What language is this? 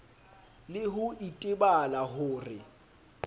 Southern Sotho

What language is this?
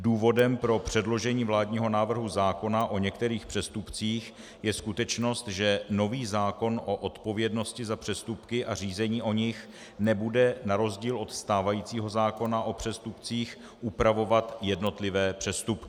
Czech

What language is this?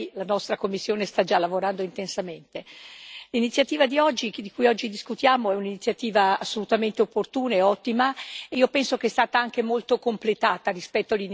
Italian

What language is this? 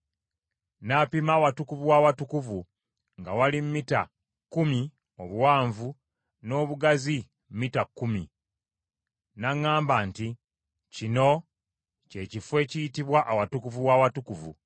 Ganda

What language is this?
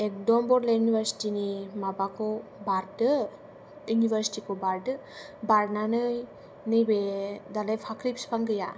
Bodo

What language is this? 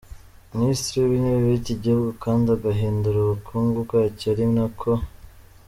Kinyarwanda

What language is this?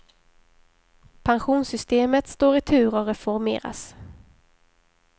Swedish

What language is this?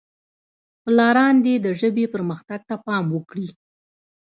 Pashto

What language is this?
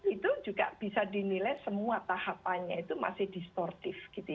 Indonesian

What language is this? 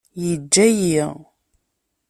Kabyle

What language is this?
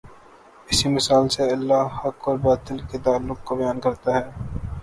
Urdu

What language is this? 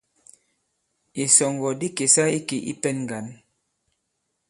Bankon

